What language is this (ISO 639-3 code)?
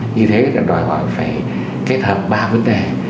vie